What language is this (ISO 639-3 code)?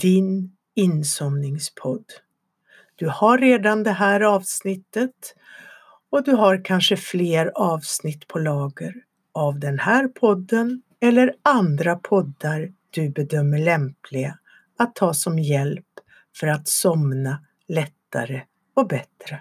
swe